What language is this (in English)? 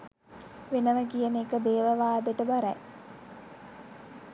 Sinhala